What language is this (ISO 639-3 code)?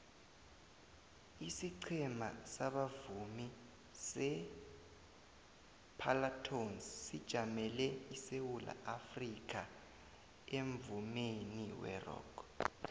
nbl